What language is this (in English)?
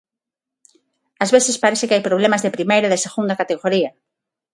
Galician